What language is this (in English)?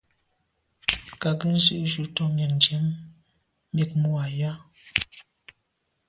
Medumba